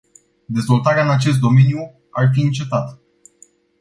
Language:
Romanian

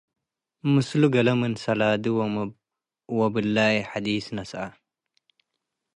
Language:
Tigre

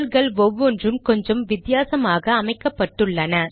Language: Tamil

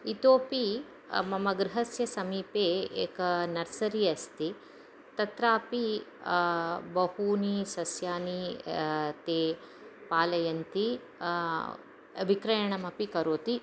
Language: Sanskrit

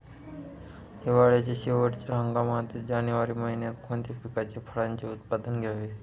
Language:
Marathi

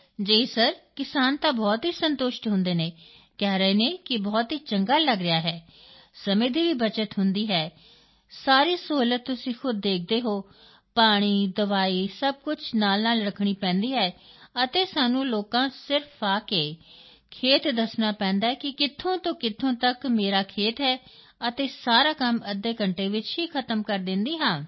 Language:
Punjabi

